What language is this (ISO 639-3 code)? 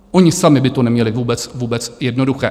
ces